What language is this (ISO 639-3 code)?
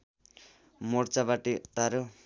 nep